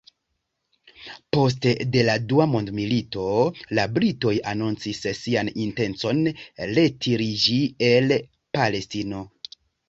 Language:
Esperanto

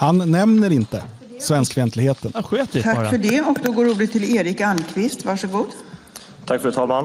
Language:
Swedish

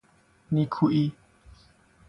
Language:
Persian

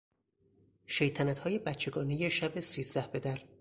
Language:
Persian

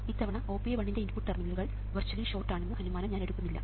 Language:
Malayalam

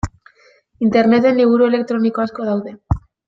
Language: Basque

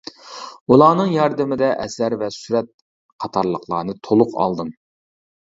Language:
Uyghur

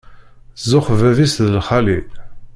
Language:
Kabyle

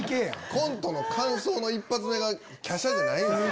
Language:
Japanese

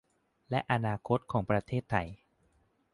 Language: Thai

